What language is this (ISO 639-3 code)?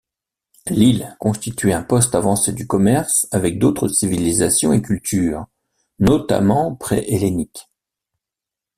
fra